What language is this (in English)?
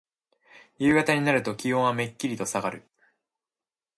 Japanese